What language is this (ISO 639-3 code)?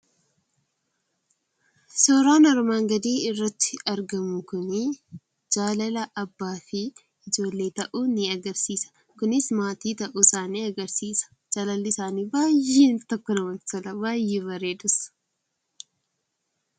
orm